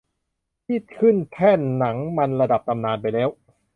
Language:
Thai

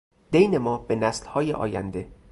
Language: Persian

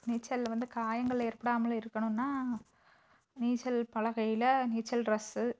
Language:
Tamil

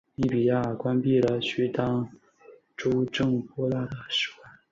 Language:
Chinese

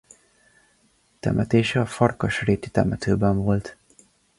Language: Hungarian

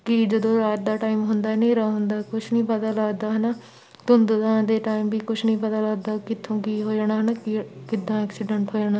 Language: Punjabi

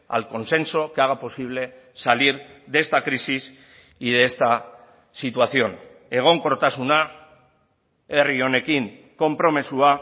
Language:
Spanish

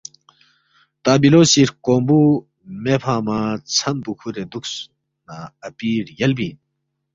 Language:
Balti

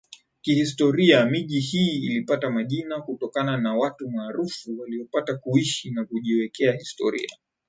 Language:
Swahili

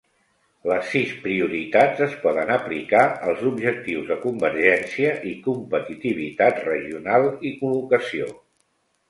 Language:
Catalan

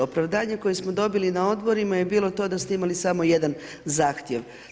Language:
Croatian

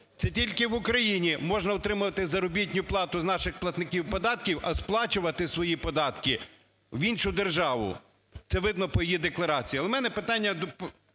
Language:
Ukrainian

